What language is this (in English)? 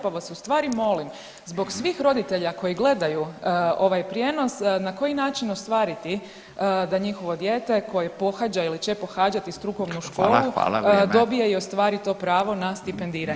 Croatian